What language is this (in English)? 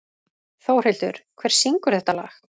Icelandic